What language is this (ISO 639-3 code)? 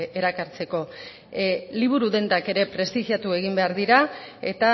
eus